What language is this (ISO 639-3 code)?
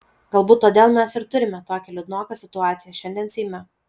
lit